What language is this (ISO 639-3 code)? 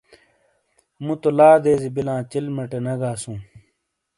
scl